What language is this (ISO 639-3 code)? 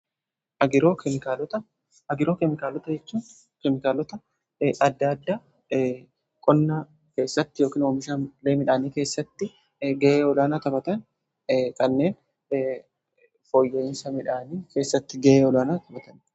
orm